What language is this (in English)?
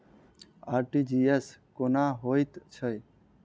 Maithili